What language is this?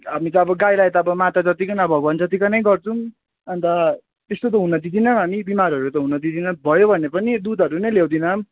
Nepali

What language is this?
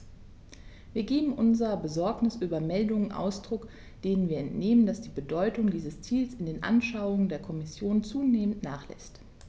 German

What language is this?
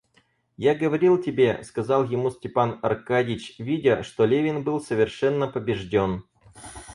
Russian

